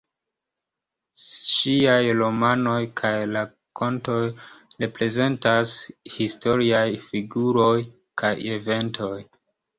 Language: Esperanto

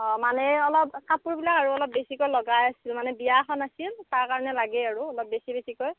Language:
Assamese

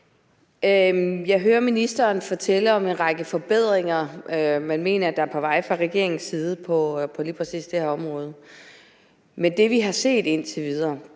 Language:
Danish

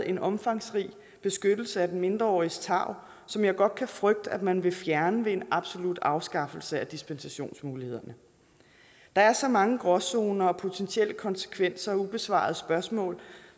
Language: Danish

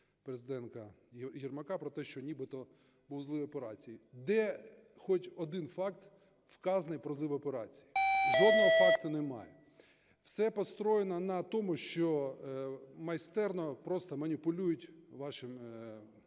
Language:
Ukrainian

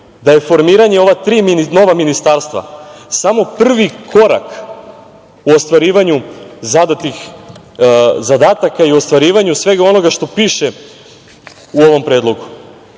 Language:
Serbian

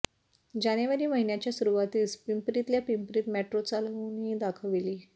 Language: Marathi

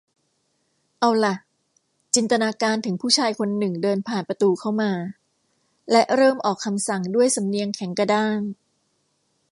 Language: Thai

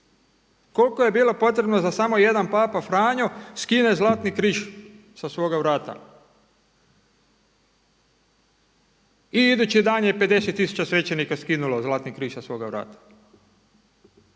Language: Croatian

